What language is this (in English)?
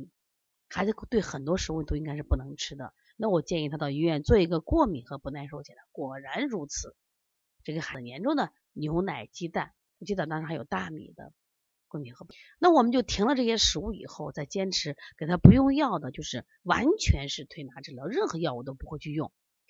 Chinese